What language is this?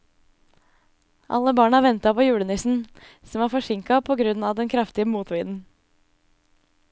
Norwegian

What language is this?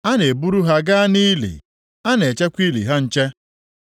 Igbo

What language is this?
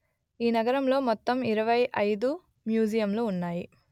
Telugu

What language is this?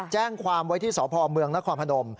Thai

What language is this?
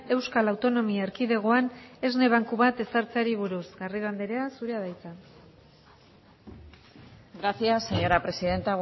Basque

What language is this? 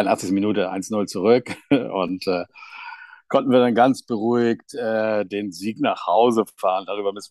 German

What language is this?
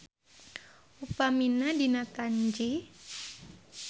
Sundanese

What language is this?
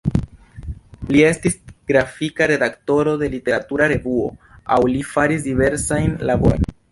Esperanto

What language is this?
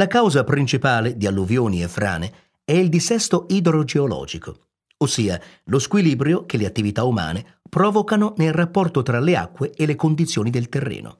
Italian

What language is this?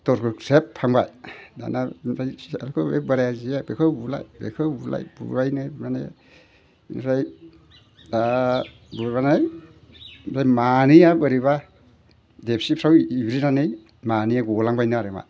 Bodo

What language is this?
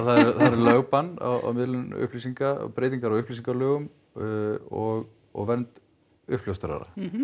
Icelandic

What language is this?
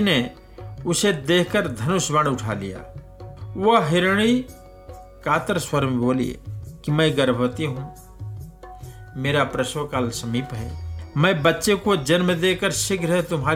Hindi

